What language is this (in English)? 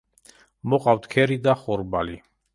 Georgian